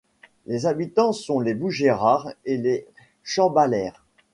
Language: French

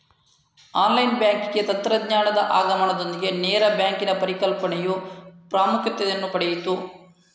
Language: Kannada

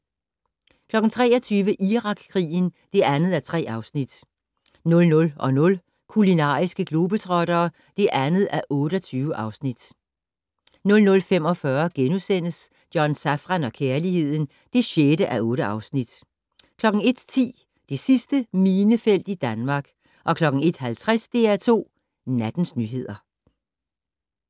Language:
Danish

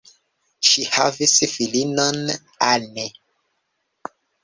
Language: Esperanto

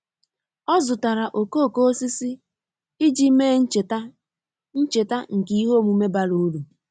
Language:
Igbo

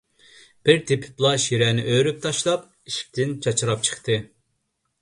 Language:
Uyghur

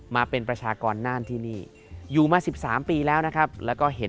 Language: Thai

